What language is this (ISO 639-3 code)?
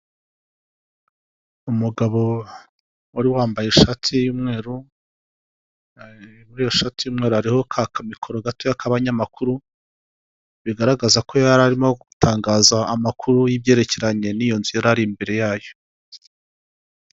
kin